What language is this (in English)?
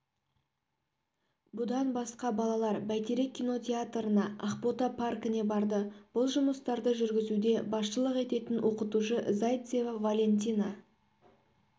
Kazakh